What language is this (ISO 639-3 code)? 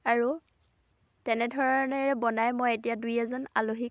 asm